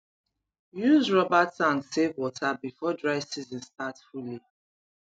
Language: Nigerian Pidgin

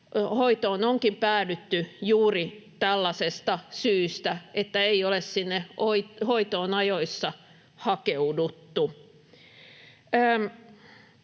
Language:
Finnish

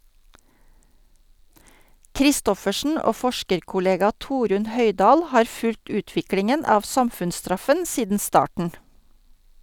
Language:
Norwegian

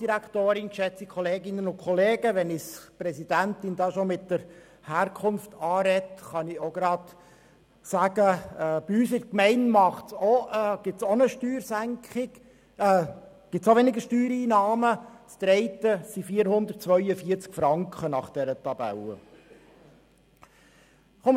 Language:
Swiss German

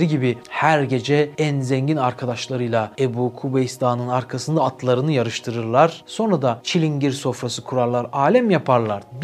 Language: Turkish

